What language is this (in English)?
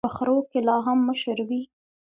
Pashto